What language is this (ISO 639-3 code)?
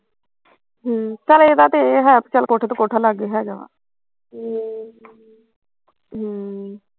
pan